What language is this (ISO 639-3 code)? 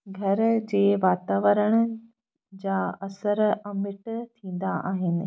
snd